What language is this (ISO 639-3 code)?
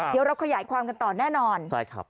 tha